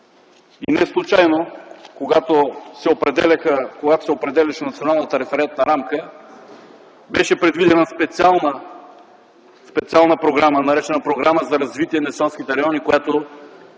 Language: Bulgarian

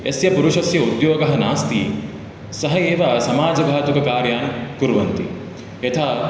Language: Sanskrit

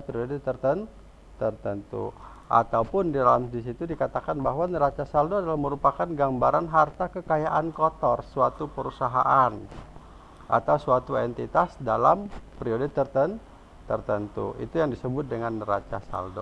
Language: Indonesian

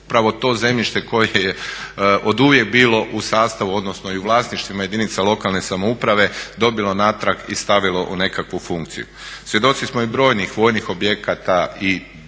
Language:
Croatian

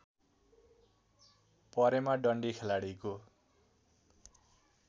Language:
Nepali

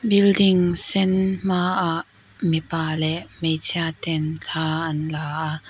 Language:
Mizo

